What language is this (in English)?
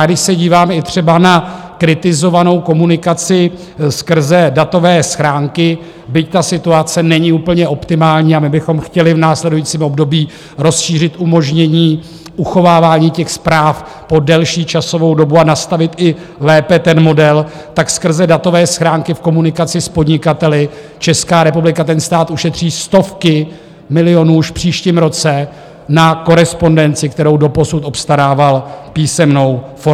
Czech